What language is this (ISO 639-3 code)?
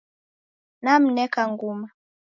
dav